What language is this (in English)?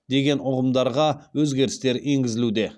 Kazakh